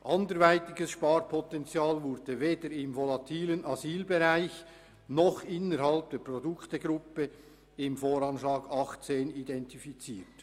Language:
Swiss German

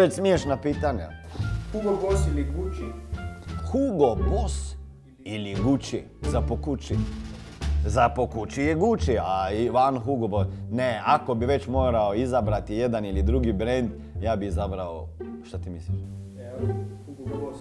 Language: Croatian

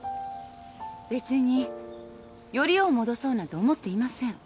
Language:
Japanese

